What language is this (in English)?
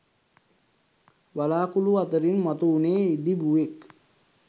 Sinhala